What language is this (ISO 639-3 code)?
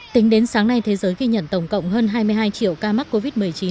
vie